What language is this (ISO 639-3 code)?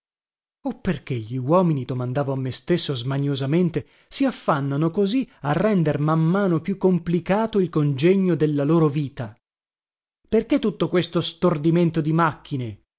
ita